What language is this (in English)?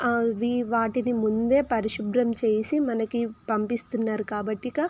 Telugu